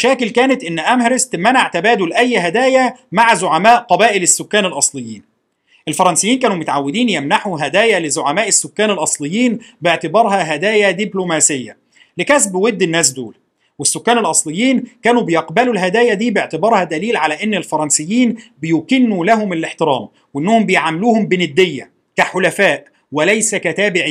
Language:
Arabic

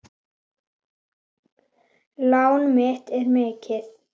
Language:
Icelandic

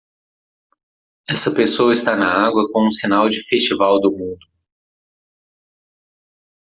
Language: Portuguese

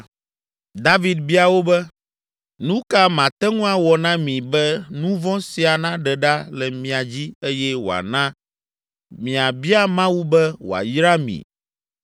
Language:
Ewe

